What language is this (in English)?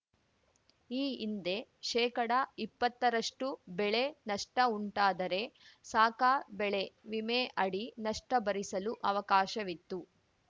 Kannada